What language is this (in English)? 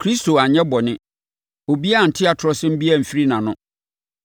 Akan